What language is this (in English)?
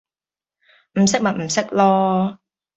Cantonese